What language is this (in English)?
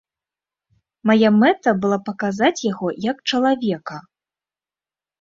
Belarusian